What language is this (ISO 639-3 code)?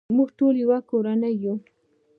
pus